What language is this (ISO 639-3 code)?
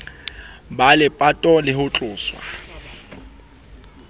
sot